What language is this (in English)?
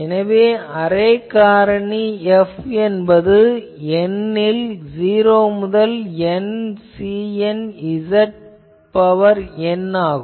Tamil